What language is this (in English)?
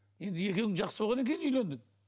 Kazakh